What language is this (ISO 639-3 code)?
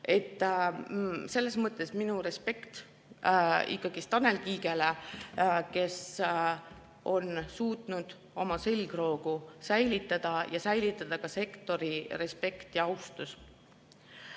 est